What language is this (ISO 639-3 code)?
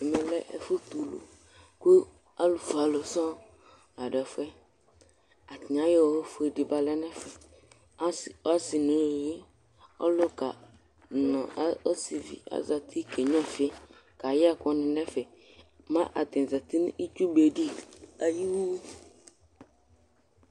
kpo